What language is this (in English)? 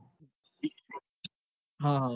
Gujarati